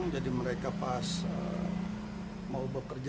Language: Indonesian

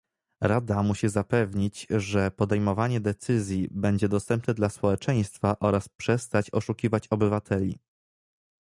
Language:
Polish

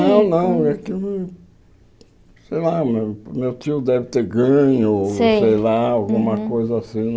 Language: Portuguese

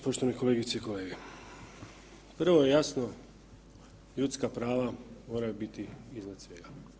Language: Croatian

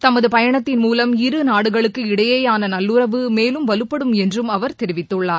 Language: Tamil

